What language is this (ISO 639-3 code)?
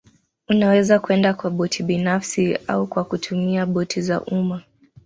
swa